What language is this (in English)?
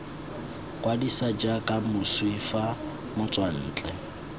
Tswana